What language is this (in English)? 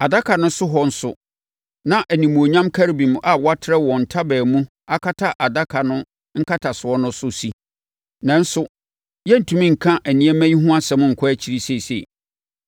Akan